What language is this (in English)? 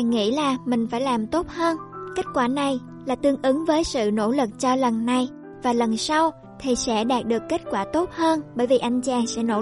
Vietnamese